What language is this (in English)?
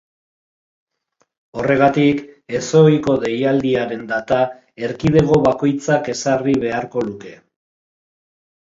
Basque